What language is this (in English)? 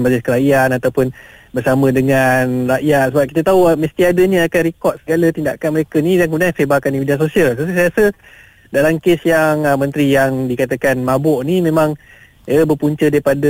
Malay